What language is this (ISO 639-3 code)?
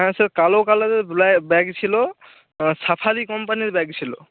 ben